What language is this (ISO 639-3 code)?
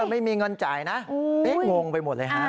tha